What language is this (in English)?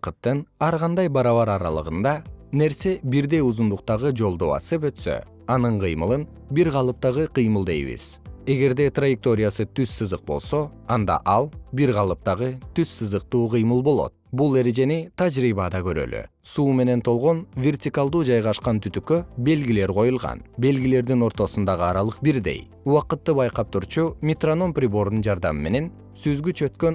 Kyrgyz